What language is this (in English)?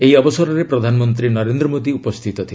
Odia